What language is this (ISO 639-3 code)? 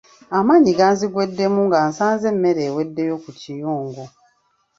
lug